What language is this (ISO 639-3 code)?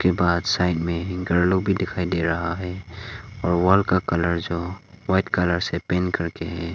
hin